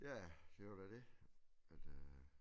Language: Danish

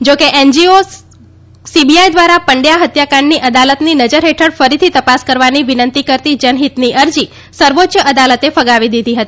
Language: Gujarati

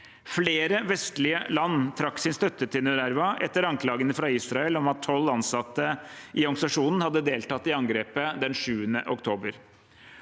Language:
Norwegian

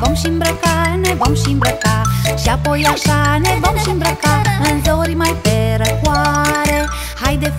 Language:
Romanian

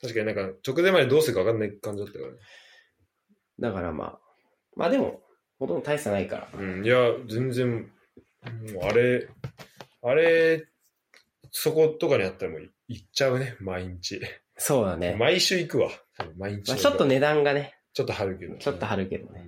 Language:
Japanese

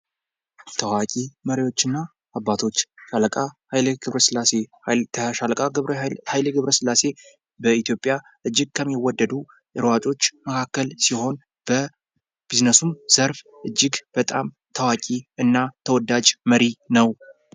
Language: Amharic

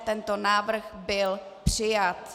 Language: Czech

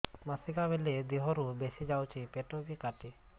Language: Odia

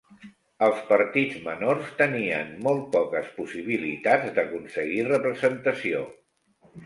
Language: Catalan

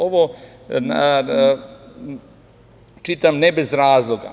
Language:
Serbian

